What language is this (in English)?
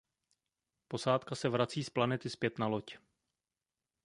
Czech